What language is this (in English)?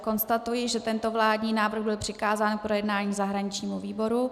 Czech